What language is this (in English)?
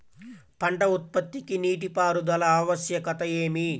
Telugu